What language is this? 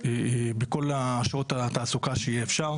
Hebrew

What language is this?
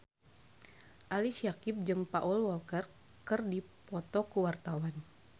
Sundanese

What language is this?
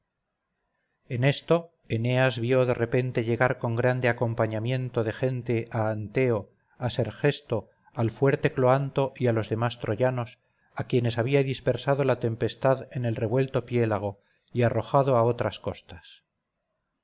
Spanish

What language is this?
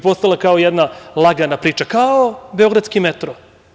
Serbian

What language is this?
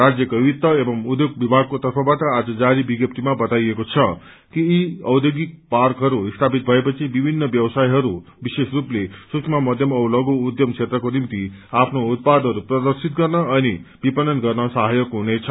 Nepali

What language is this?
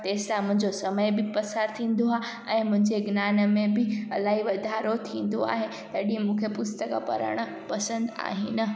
Sindhi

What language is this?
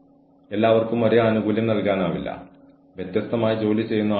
Malayalam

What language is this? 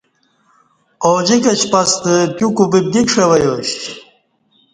Kati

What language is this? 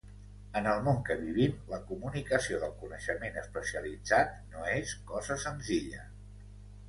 Catalan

